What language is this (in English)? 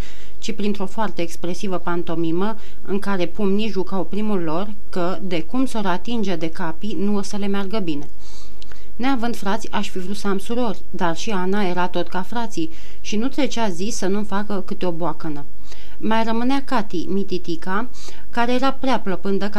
Romanian